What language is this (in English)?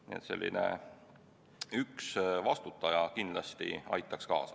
Estonian